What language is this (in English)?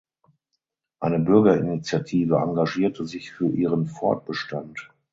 German